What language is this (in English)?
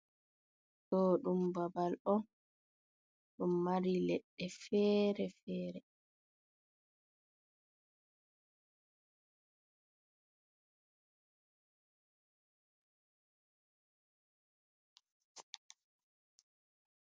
Fula